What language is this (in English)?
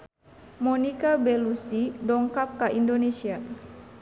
Sundanese